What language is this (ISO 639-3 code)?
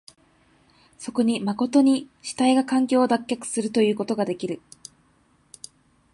jpn